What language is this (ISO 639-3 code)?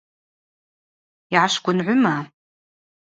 abq